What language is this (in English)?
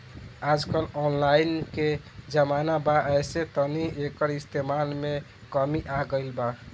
Bhojpuri